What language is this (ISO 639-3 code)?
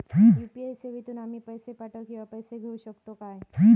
mar